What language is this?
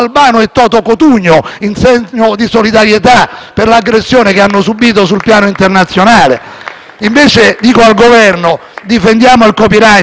Italian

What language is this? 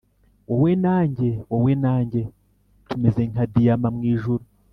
Kinyarwanda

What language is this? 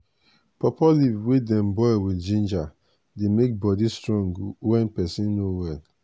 Nigerian Pidgin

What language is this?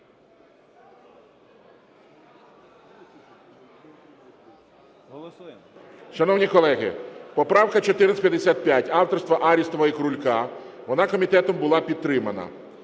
Ukrainian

